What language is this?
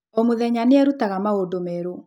Kikuyu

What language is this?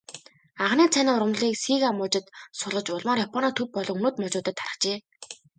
Mongolian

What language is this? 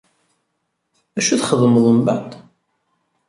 Kabyle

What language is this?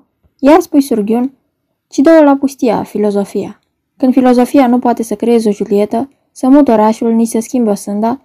Romanian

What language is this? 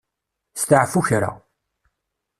Kabyle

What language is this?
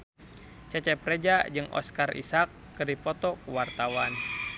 Sundanese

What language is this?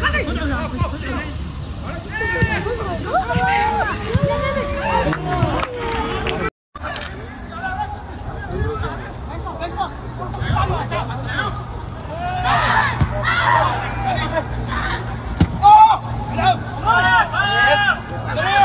Arabic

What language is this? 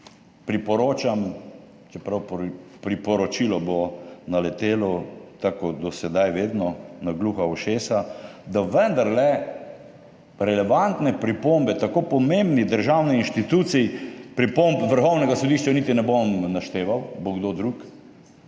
Slovenian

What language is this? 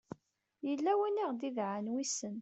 Kabyle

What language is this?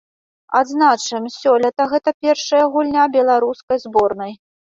Belarusian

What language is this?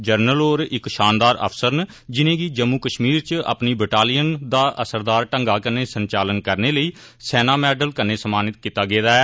Dogri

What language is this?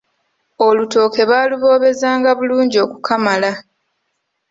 Ganda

